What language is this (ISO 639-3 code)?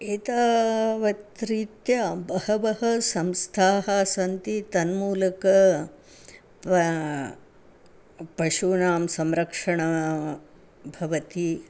san